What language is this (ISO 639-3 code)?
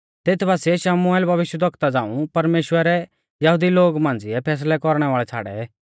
bfz